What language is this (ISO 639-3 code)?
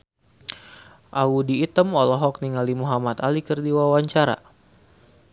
sun